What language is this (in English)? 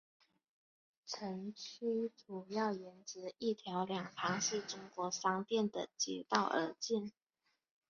Chinese